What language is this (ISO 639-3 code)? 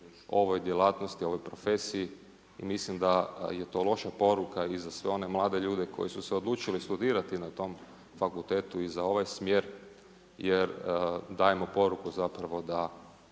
hrv